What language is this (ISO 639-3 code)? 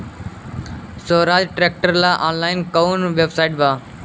bho